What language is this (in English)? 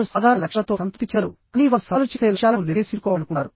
Telugu